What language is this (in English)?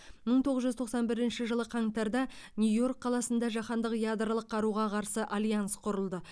Kazakh